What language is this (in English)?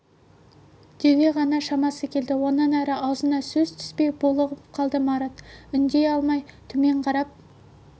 Kazakh